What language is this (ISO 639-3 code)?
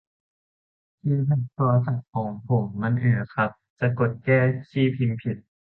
tha